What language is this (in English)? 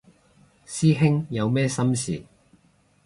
Cantonese